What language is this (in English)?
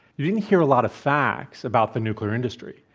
English